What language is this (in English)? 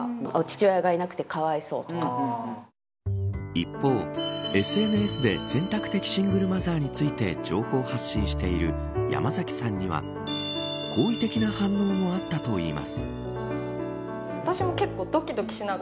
Japanese